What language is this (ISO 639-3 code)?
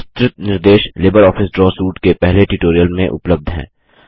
hin